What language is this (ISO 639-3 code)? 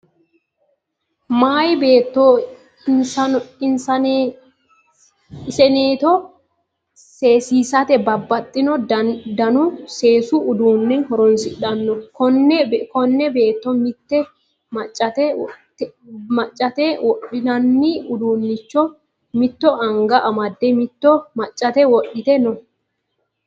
sid